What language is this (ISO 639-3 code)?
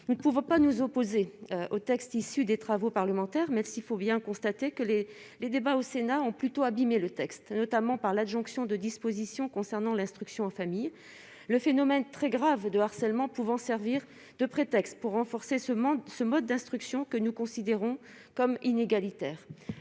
fra